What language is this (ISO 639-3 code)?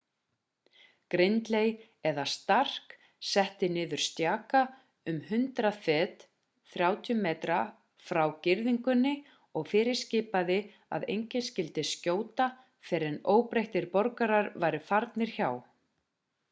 isl